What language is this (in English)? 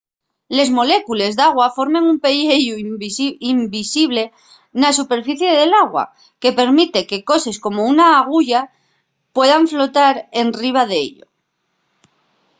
Asturian